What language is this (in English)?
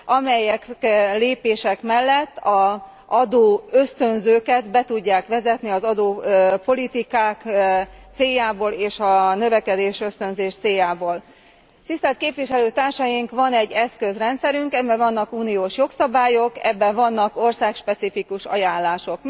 Hungarian